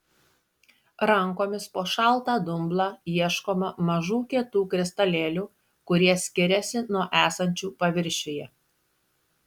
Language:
Lithuanian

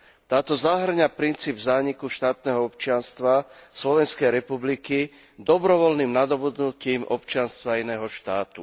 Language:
Slovak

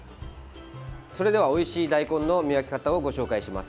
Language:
Japanese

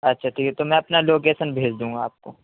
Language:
Urdu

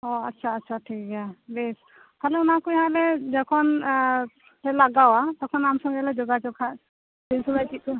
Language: Santali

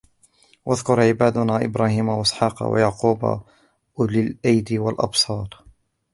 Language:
Arabic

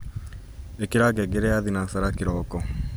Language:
Kikuyu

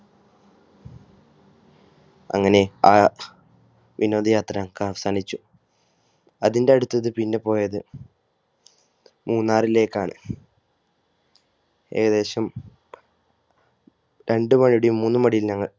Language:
Malayalam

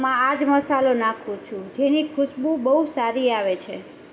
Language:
Gujarati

